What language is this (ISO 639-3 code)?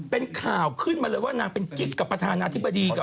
tha